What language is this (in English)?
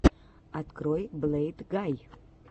Russian